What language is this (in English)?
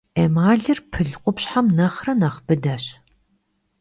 Kabardian